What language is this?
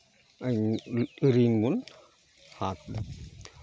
Santali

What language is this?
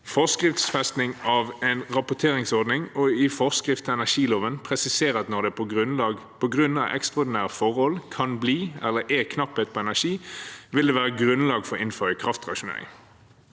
Norwegian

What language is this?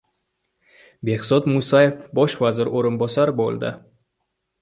Uzbek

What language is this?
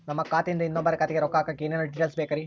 Kannada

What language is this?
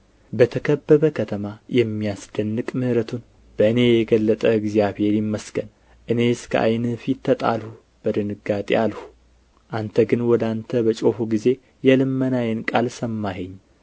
Amharic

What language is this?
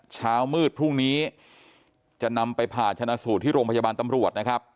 Thai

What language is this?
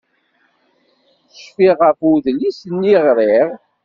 Kabyle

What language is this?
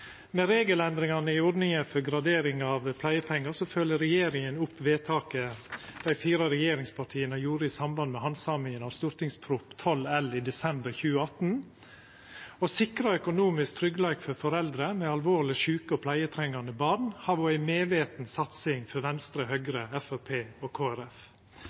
Norwegian Nynorsk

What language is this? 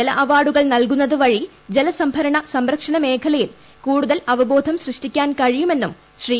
Malayalam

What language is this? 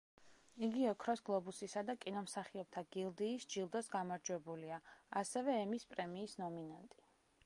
Georgian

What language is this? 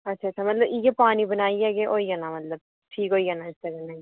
Dogri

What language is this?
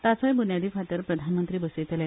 Konkani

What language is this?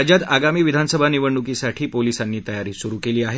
Marathi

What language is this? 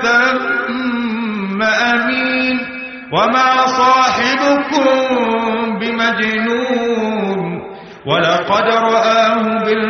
Arabic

